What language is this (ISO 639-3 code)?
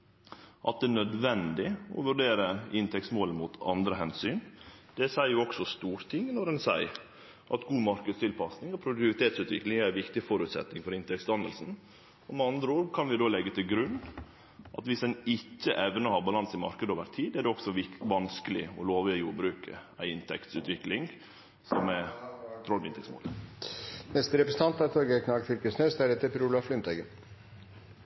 nno